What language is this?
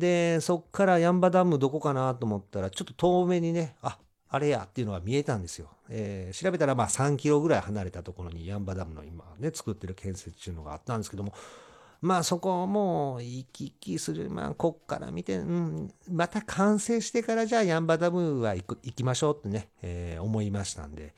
Japanese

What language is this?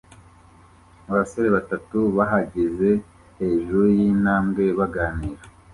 Kinyarwanda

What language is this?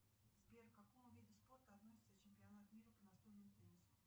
Russian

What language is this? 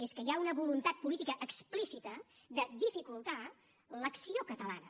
Catalan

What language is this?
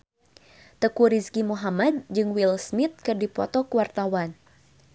Sundanese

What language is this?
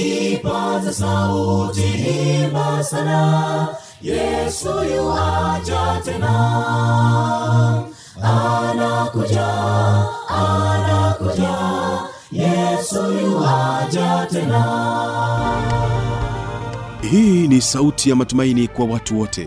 Swahili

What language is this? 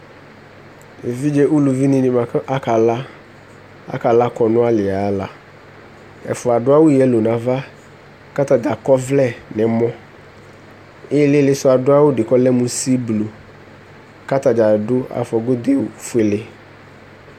Ikposo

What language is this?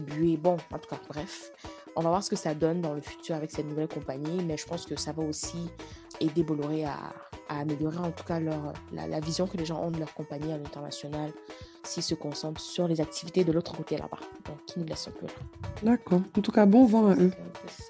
French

